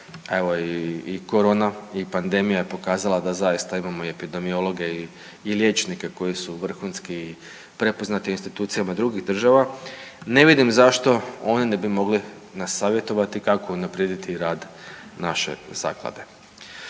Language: Croatian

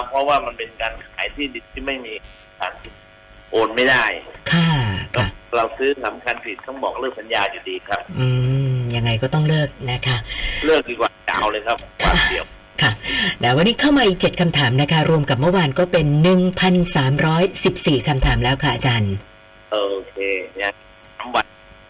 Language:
Thai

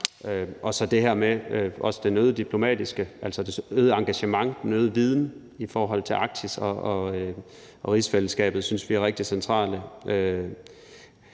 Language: Danish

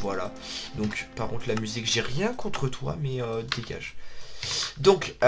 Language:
French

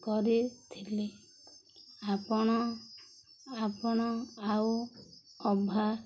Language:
Odia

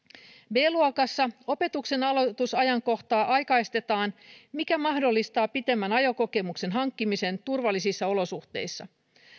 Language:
Finnish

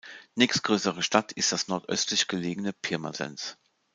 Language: German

